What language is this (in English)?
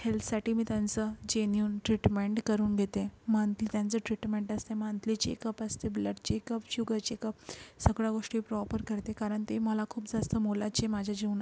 Marathi